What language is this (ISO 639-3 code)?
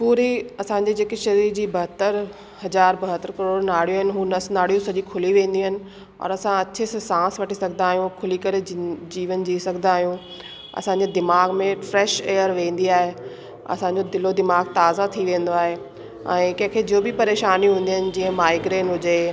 snd